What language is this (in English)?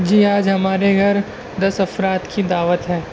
Urdu